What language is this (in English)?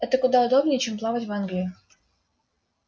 Russian